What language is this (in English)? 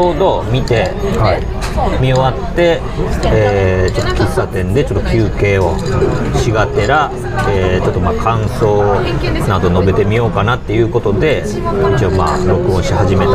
Japanese